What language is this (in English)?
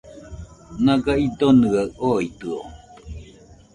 Nüpode Huitoto